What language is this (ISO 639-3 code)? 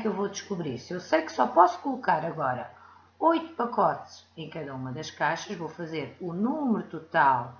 por